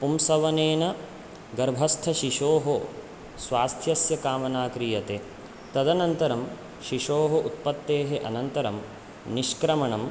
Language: Sanskrit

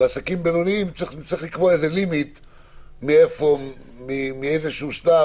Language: Hebrew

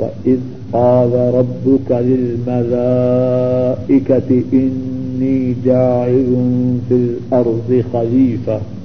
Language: Urdu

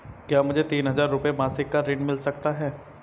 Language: Hindi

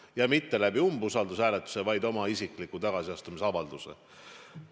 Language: Estonian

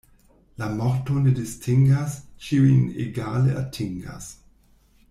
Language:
Esperanto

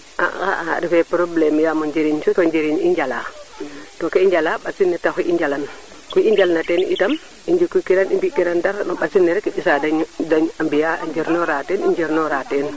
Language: Serer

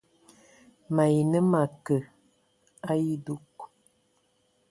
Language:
Ewondo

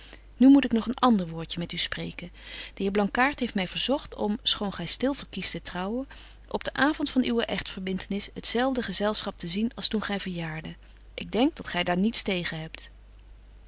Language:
Dutch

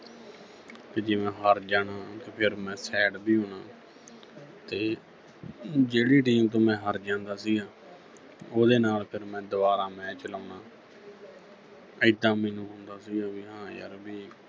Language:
Punjabi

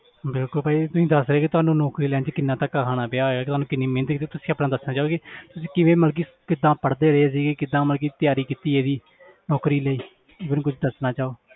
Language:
Punjabi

